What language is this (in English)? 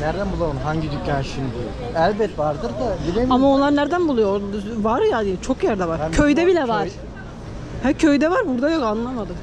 Turkish